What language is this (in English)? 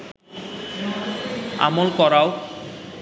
Bangla